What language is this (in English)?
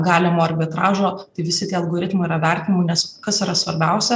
Lithuanian